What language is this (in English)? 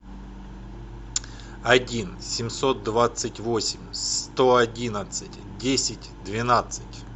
Russian